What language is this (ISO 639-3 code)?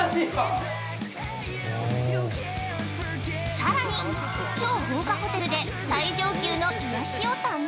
jpn